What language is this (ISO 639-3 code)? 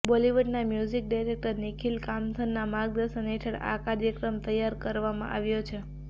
guj